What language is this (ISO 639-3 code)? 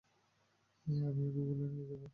ben